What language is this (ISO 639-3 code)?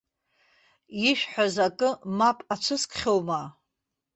abk